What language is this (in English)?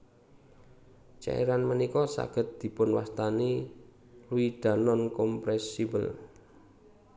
Javanese